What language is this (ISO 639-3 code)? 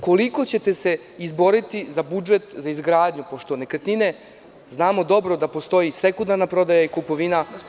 srp